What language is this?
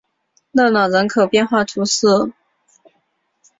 Chinese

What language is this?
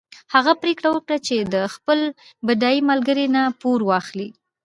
Pashto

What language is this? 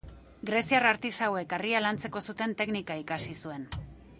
Basque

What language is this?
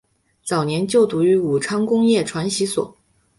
Chinese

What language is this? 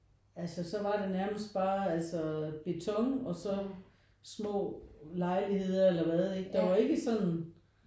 Danish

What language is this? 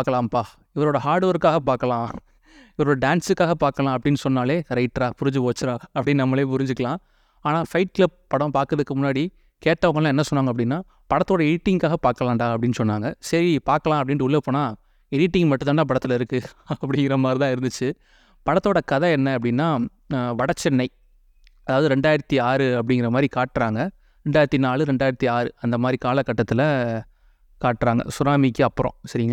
Tamil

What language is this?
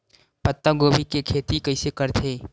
Chhattisgarhi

